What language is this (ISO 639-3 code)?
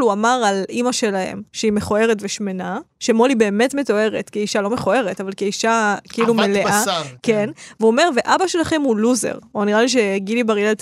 heb